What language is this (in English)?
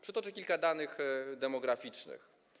Polish